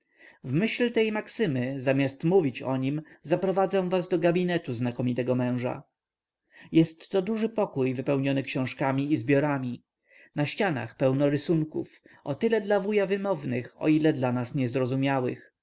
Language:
Polish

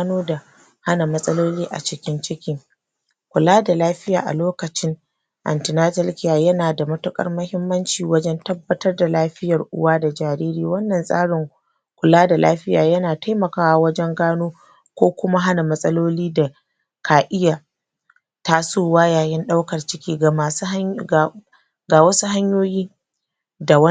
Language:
Hausa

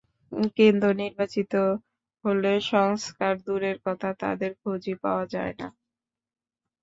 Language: Bangla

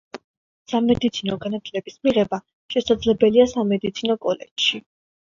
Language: Georgian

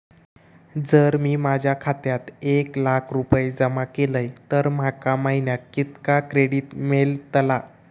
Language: Marathi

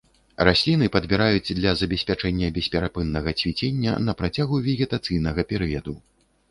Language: Belarusian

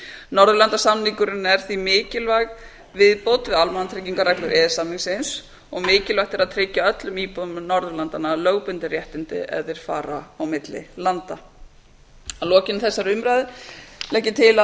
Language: Icelandic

